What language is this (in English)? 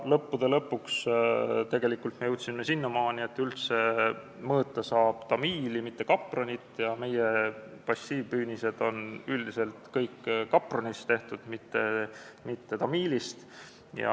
Estonian